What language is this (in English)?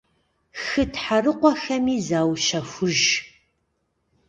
Kabardian